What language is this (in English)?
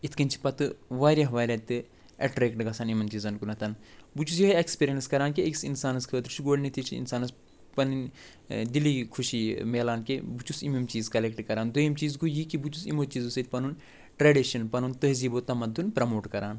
Kashmiri